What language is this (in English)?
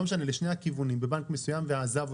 Hebrew